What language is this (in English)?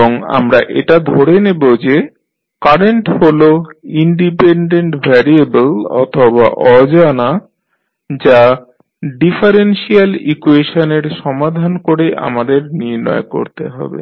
Bangla